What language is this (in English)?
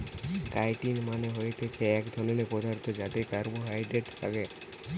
Bangla